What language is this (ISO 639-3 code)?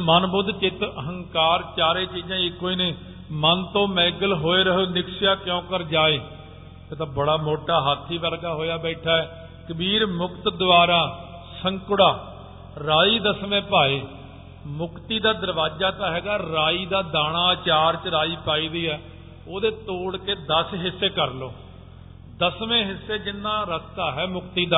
pan